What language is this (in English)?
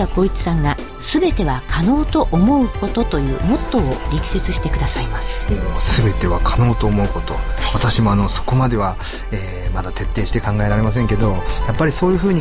Japanese